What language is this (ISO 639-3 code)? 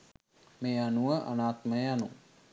sin